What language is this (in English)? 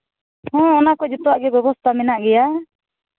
Santali